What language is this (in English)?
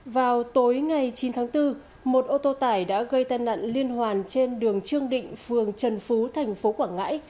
Vietnamese